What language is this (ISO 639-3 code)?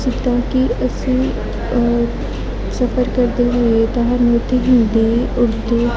pan